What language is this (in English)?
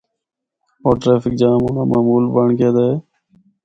Northern Hindko